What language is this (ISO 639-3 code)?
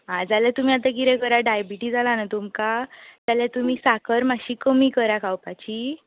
kok